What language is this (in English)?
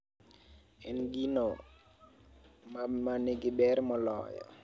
Luo (Kenya and Tanzania)